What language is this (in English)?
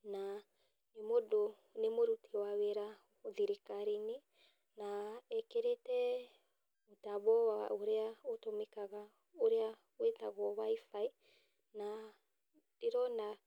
Kikuyu